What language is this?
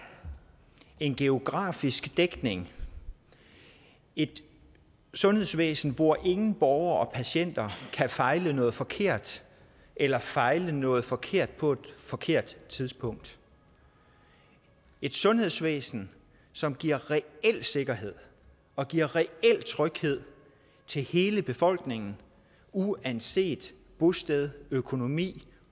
Danish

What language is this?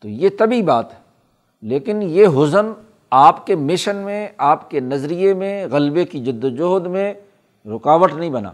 Urdu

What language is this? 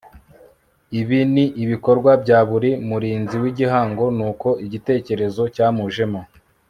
Kinyarwanda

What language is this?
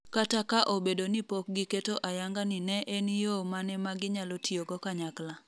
Luo (Kenya and Tanzania)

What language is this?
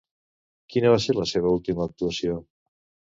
Catalan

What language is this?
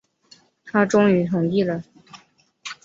Chinese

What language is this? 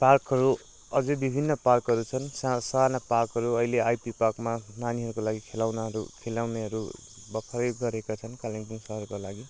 Nepali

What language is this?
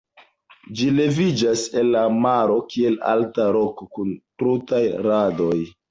Esperanto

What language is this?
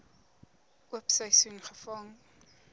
Afrikaans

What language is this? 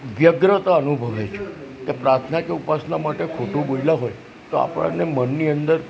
Gujarati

